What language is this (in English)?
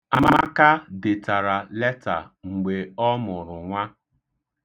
Igbo